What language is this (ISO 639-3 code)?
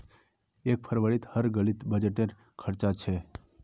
mag